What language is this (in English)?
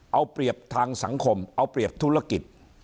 Thai